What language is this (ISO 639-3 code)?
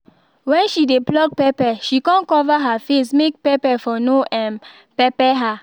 pcm